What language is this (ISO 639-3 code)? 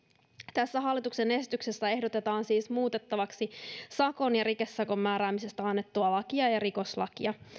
fin